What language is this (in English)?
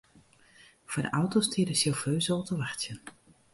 Western Frisian